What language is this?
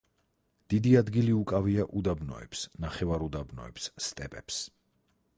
Georgian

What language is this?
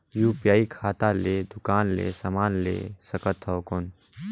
Chhattisgarhi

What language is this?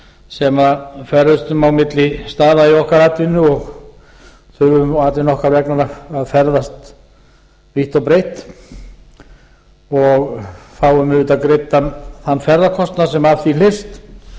Icelandic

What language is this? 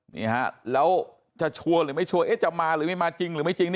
Thai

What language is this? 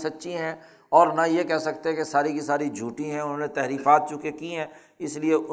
Urdu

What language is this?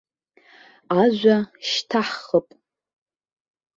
Abkhazian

